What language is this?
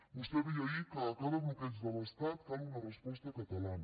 Catalan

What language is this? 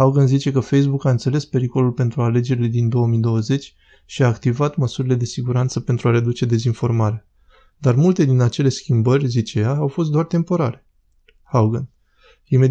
Romanian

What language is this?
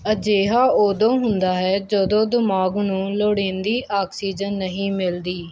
Punjabi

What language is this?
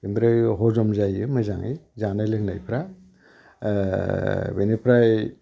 Bodo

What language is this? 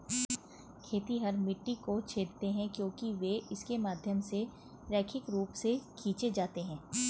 Hindi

